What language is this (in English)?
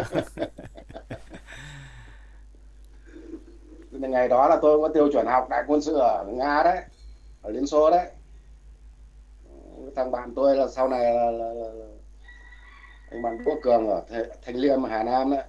Vietnamese